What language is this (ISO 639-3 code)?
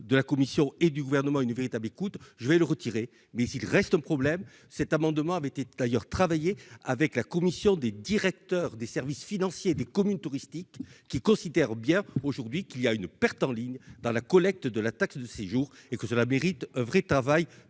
fra